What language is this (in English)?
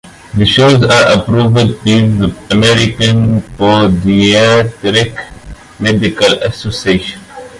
English